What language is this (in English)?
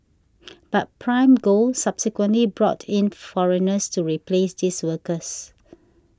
English